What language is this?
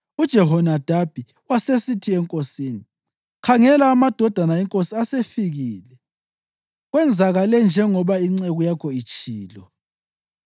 North Ndebele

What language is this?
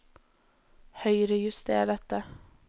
Norwegian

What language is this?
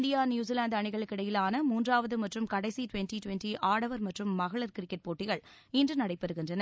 Tamil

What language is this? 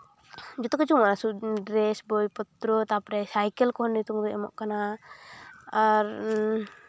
Santali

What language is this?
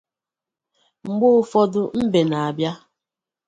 Igbo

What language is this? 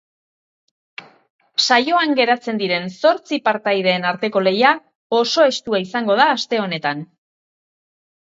Basque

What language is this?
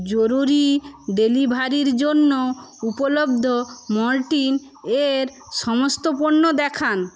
Bangla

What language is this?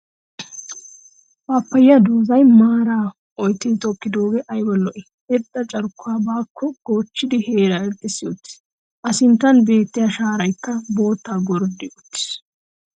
Wolaytta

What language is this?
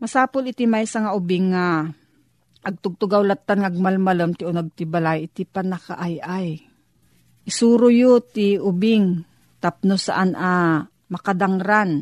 Filipino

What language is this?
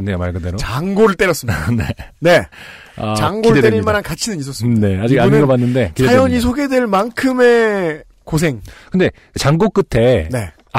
Korean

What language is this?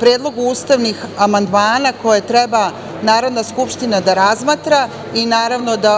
Serbian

